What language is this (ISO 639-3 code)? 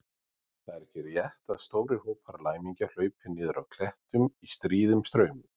isl